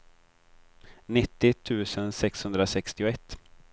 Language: Swedish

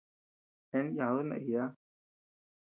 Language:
Tepeuxila Cuicatec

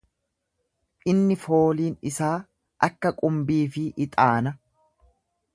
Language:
Oromo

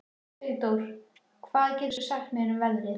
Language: Icelandic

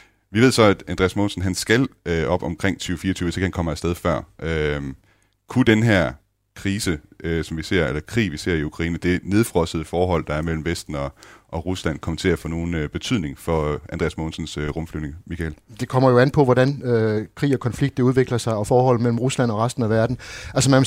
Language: Danish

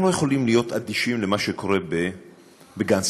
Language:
Hebrew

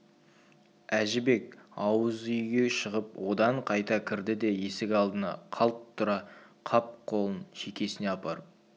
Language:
Kazakh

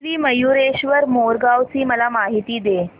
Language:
Marathi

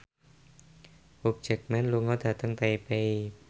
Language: Javanese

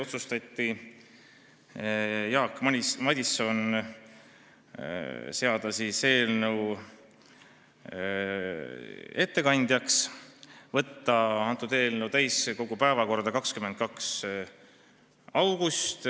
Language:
Estonian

